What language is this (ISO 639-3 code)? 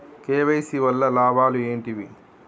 tel